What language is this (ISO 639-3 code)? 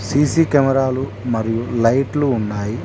tel